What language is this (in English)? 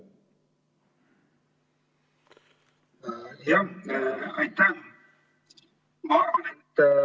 Estonian